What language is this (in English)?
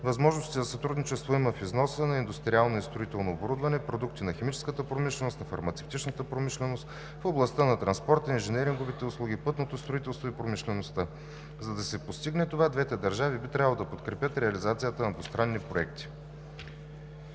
Bulgarian